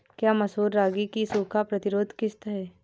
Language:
Hindi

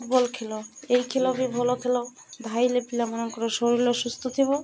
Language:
Odia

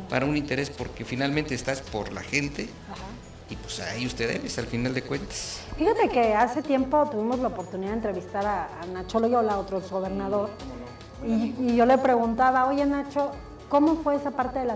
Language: Spanish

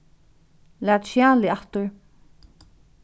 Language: Faroese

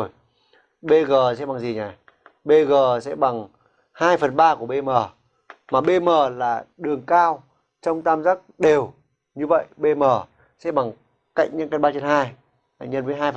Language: Vietnamese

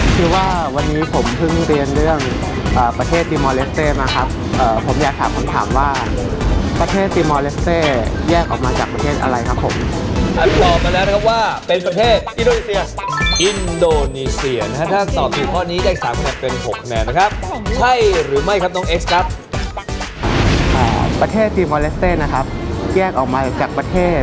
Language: Thai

